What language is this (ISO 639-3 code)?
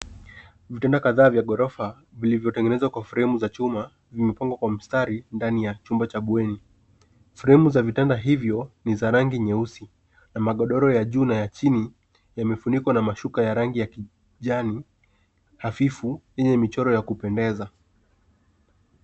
swa